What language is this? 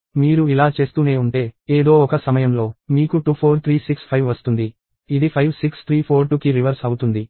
Telugu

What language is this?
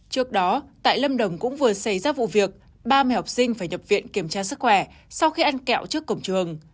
Vietnamese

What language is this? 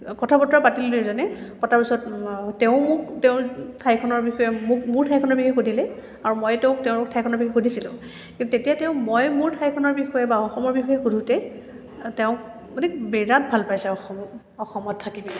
Assamese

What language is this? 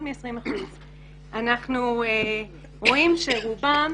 Hebrew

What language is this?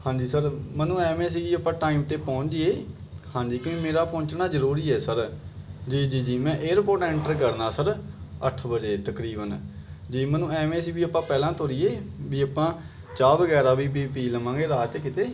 Punjabi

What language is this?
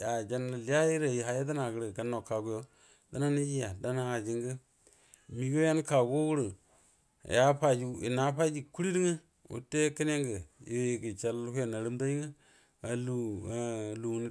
Buduma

